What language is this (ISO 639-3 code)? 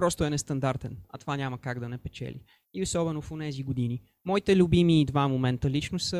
bul